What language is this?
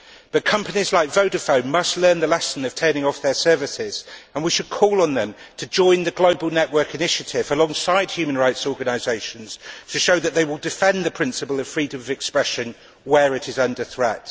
English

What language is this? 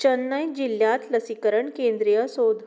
Konkani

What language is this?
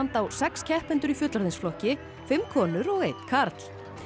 Icelandic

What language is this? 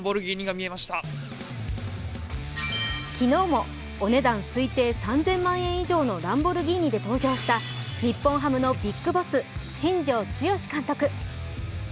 Japanese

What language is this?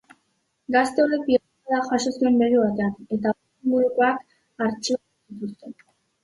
Basque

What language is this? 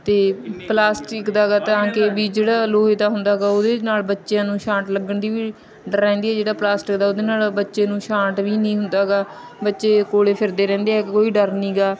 Punjabi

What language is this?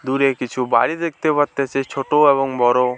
Bangla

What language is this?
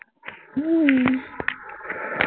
Assamese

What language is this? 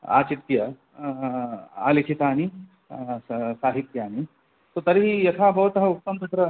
Sanskrit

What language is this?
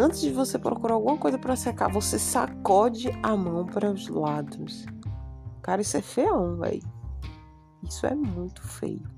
Portuguese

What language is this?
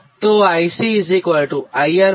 Gujarati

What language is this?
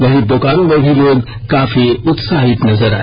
Hindi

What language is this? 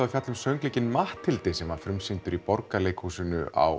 Icelandic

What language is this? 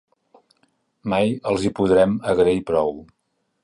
Catalan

